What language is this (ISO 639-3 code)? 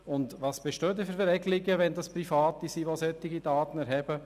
gsw